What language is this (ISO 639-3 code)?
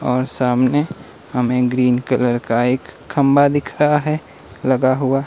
hin